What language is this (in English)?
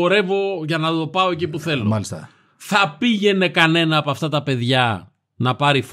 Greek